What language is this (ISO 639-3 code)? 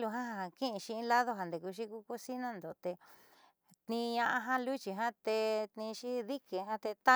mxy